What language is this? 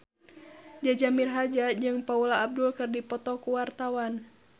Sundanese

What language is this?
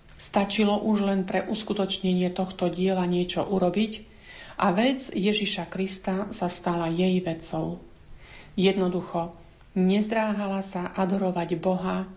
Slovak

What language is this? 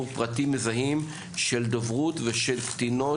Hebrew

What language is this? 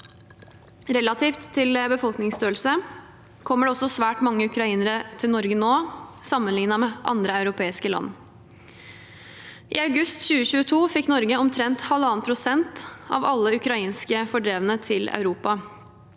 Norwegian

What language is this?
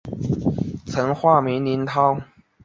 Chinese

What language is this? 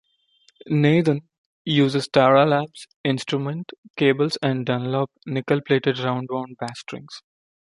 English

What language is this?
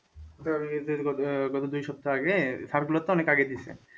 Bangla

